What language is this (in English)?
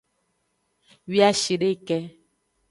Aja (Benin)